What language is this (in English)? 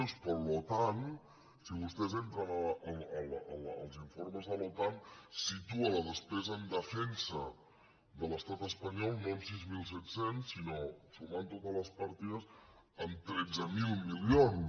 Catalan